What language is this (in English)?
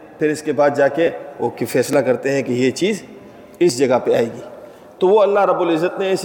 Urdu